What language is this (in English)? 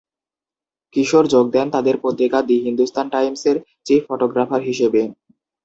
Bangla